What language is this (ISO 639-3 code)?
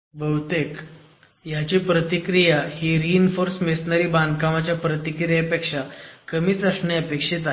mar